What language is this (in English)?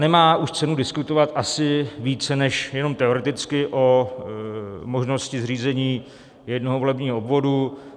Czech